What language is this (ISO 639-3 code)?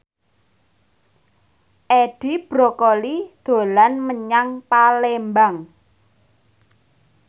jav